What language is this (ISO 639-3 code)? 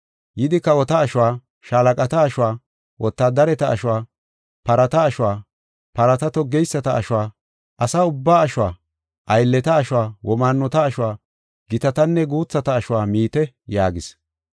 gof